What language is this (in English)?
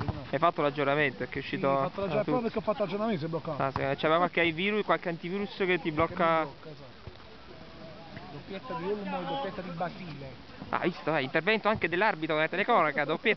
Italian